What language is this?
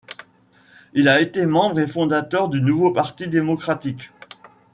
French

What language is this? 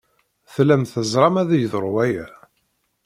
Kabyle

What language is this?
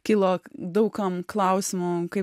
Lithuanian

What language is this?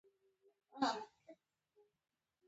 Pashto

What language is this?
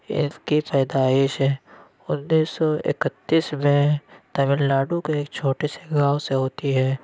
Urdu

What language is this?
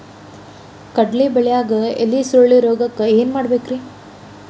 Kannada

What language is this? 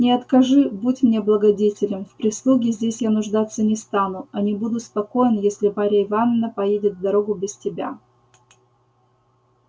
Russian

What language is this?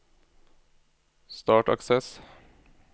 Norwegian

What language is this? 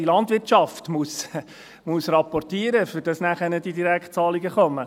Swiss German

